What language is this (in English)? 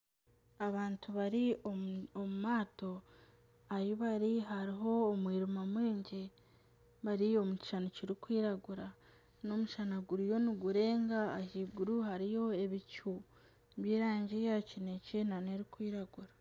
Nyankole